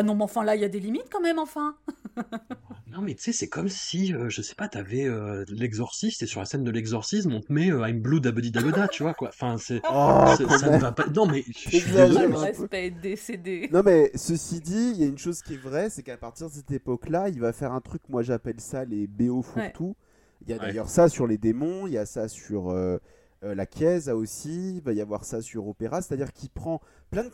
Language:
French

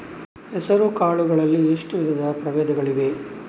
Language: Kannada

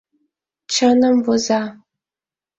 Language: Mari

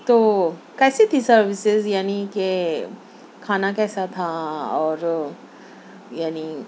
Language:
Urdu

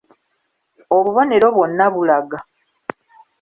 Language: Ganda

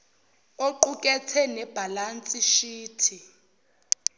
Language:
Zulu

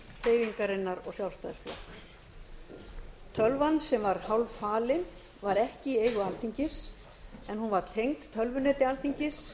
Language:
Icelandic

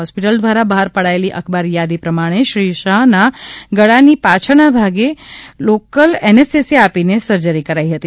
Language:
Gujarati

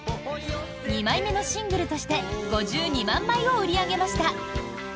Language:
Japanese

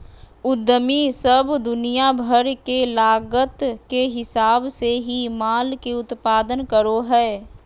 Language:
Magahi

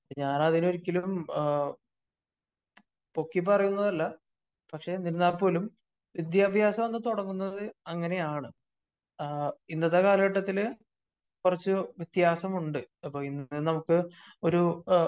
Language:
Malayalam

